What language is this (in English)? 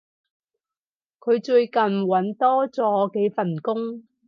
Cantonese